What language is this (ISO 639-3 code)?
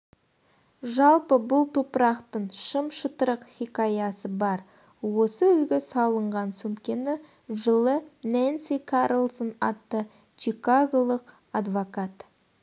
kaz